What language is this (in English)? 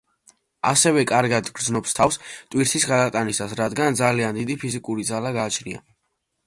Georgian